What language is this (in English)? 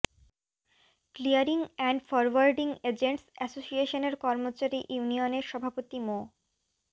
Bangla